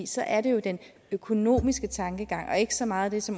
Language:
Danish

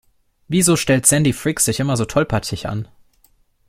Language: German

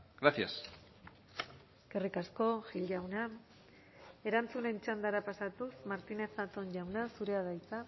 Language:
Basque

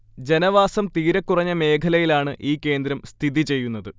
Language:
Malayalam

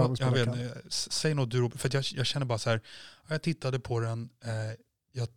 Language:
Swedish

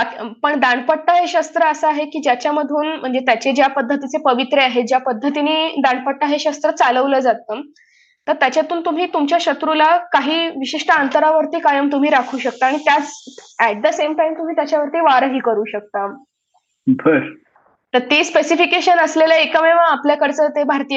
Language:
Marathi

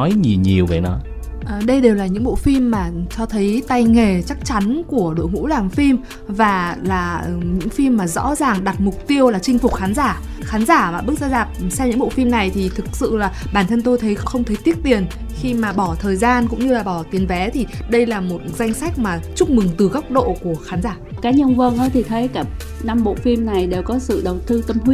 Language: Vietnamese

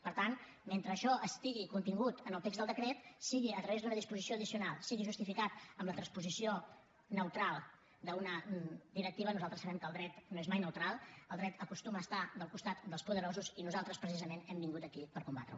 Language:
Catalan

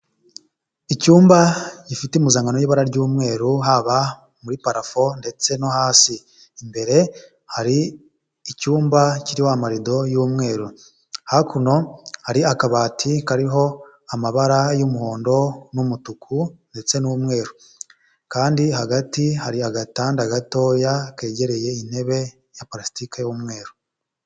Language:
Kinyarwanda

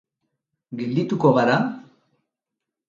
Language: Basque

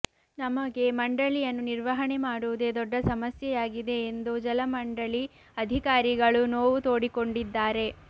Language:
Kannada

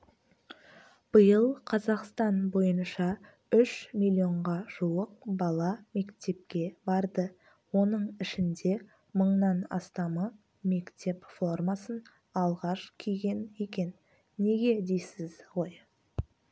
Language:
Kazakh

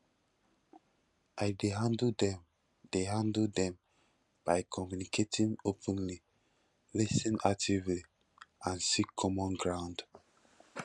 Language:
Nigerian Pidgin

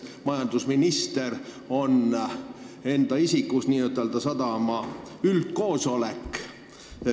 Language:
Estonian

